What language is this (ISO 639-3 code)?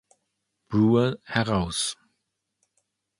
deu